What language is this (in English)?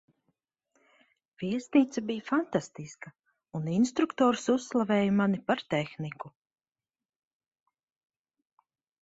Latvian